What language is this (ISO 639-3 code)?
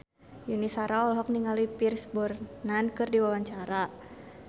sun